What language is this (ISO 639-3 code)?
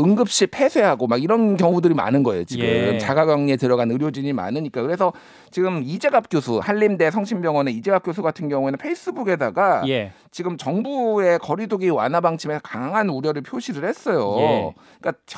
kor